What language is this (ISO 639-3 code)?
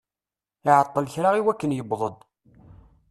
kab